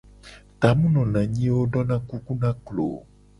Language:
Gen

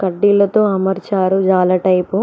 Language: Telugu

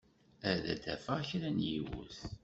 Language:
Kabyle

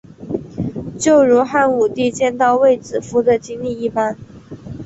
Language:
Chinese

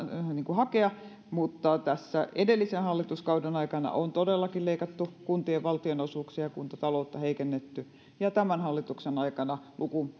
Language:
Finnish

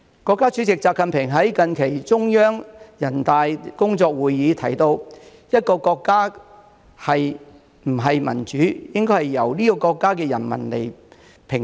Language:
Cantonese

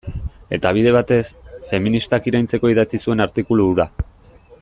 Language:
Basque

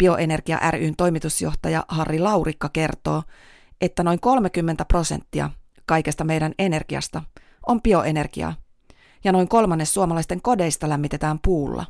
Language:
Finnish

